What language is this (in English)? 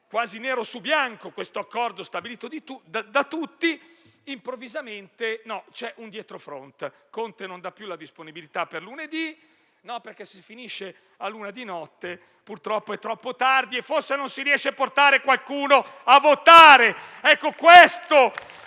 Italian